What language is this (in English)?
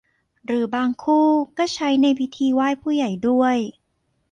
Thai